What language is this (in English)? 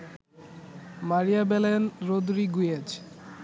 Bangla